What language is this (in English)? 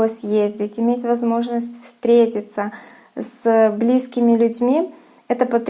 Russian